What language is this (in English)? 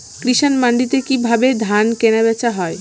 Bangla